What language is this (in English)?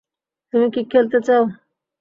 Bangla